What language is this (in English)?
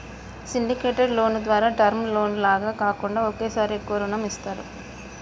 Telugu